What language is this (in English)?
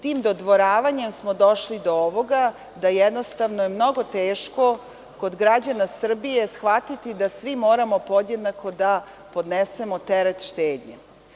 Serbian